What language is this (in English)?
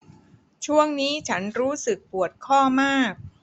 Thai